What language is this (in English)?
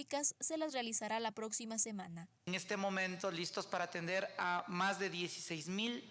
Spanish